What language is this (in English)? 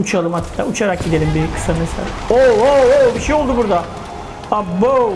Turkish